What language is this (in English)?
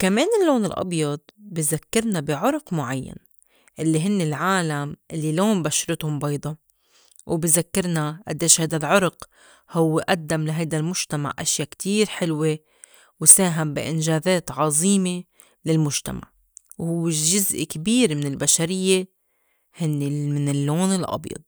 North Levantine Arabic